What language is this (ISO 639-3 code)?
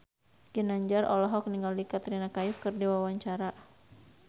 sun